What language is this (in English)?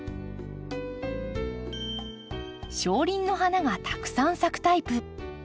Japanese